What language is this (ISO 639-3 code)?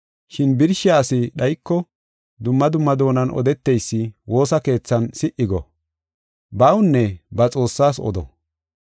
gof